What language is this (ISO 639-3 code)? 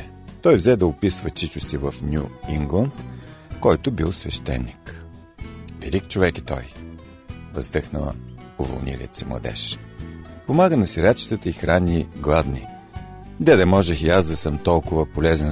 bul